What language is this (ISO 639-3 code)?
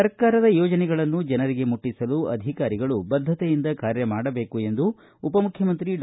kan